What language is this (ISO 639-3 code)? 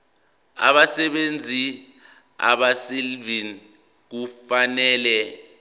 zul